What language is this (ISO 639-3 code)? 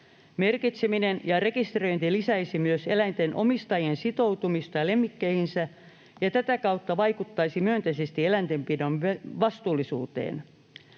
fin